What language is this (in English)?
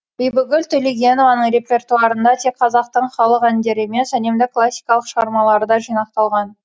Kazakh